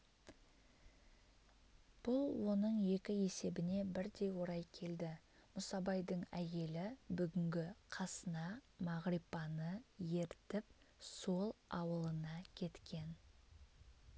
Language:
Kazakh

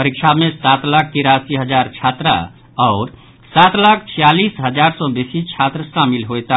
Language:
Maithili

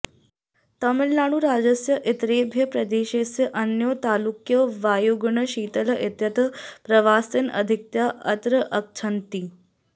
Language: Sanskrit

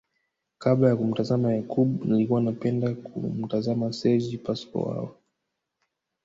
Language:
Swahili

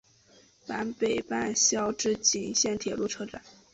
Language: Chinese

